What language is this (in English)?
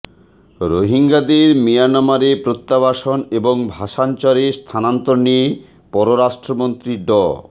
Bangla